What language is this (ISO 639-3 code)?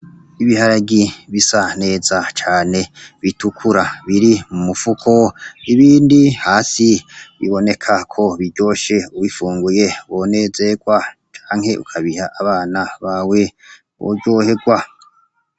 run